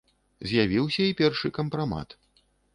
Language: Belarusian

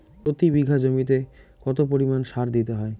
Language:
Bangla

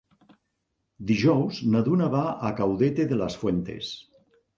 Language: Catalan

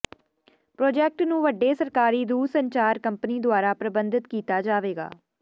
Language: Punjabi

